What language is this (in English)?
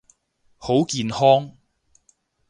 Cantonese